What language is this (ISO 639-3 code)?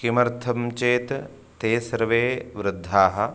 san